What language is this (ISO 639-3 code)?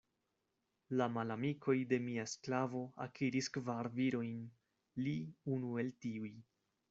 epo